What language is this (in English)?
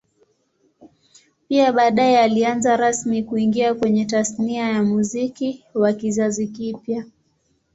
Swahili